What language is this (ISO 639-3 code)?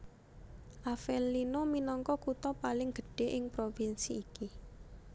jav